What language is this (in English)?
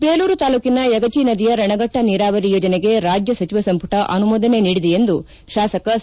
Kannada